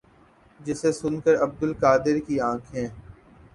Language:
Urdu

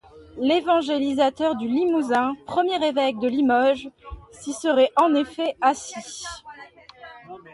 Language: French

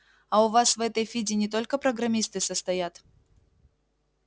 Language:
Russian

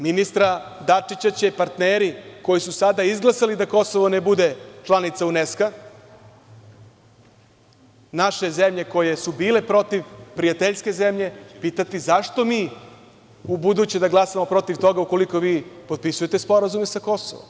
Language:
Serbian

